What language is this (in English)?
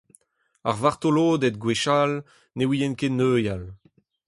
Breton